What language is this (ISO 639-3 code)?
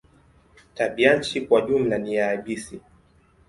swa